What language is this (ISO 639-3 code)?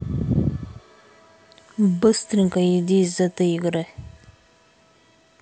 rus